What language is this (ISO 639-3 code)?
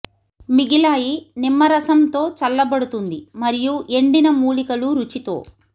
tel